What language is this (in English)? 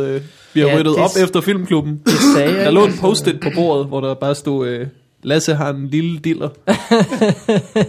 Danish